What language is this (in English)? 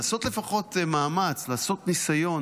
Hebrew